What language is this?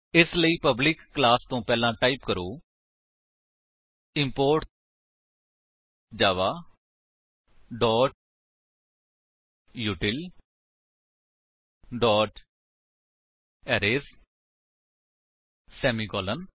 Punjabi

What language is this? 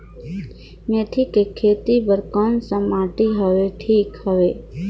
Chhattisgarhi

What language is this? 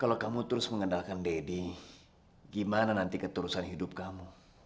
Indonesian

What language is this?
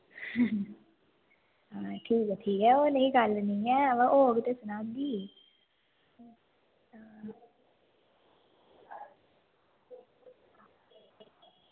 Dogri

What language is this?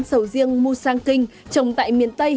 Vietnamese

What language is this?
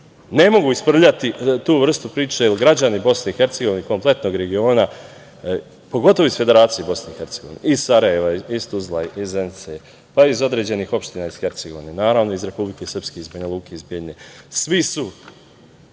Serbian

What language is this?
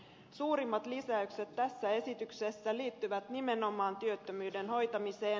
Finnish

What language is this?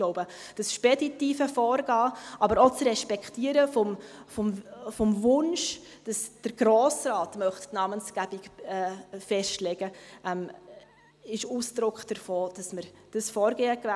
Swiss German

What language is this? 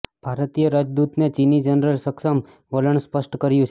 Gujarati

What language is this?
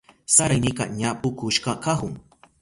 Southern Pastaza Quechua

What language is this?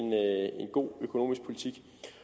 Danish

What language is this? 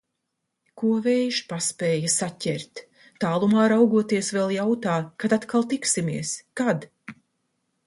Latvian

